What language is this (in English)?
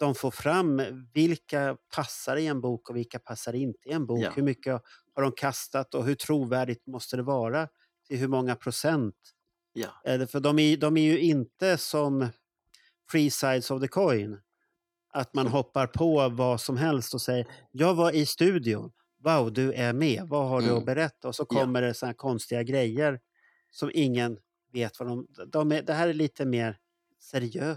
Swedish